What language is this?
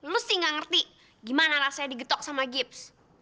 Indonesian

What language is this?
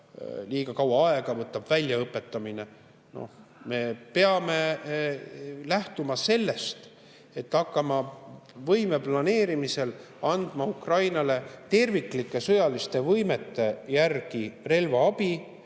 Estonian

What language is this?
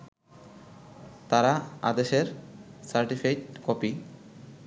Bangla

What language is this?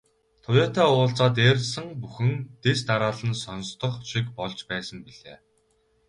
Mongolian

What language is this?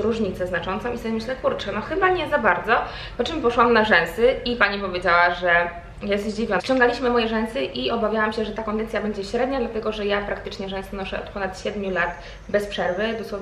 Polish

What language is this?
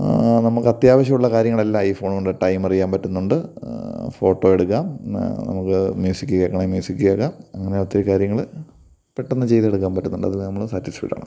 Malayalam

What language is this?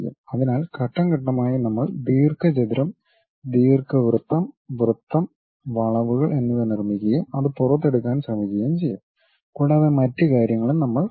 Malayalam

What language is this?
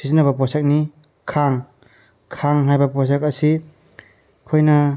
Manipuri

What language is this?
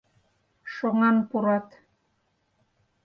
Mari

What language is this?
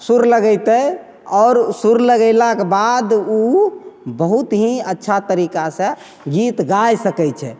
Maithili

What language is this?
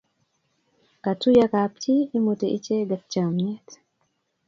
Kalenjin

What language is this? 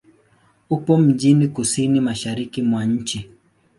Swahili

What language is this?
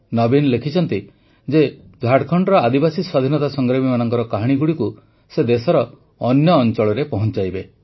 Odia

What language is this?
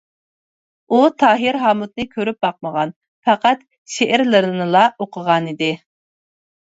Uyghur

